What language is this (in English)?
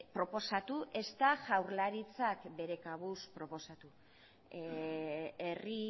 Basque